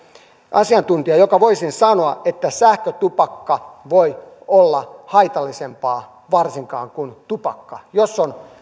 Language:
Finnish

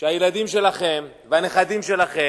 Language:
Hebrew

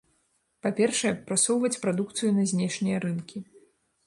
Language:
Belarusian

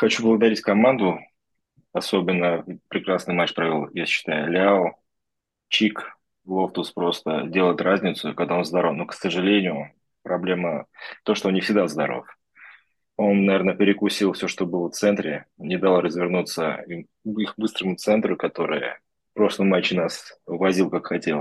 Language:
Russian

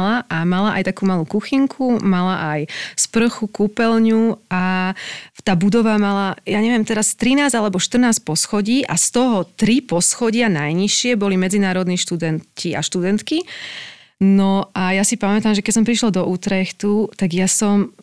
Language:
Slovak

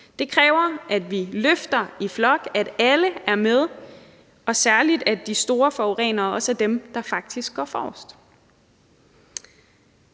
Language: Danish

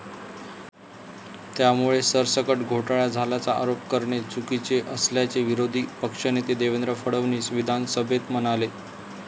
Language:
Marathi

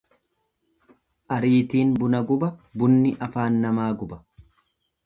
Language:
Oromo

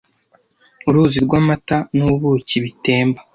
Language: Kinyarwanda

